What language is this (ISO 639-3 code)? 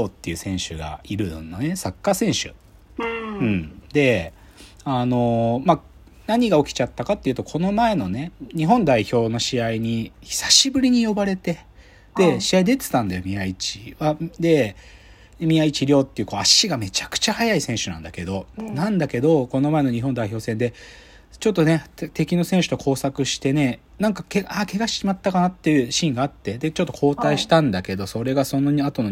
jpn